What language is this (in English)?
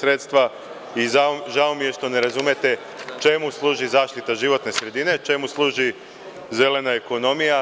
Serbian